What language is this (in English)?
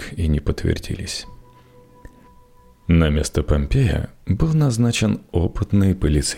Russian